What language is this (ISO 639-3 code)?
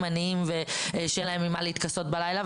heb